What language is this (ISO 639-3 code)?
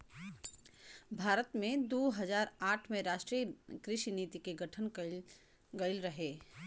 bho